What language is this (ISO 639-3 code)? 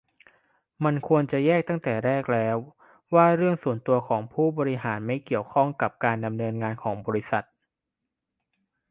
tha